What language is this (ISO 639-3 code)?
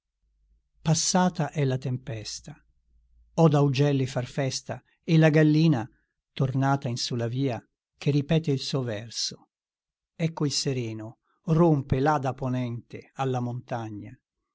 ita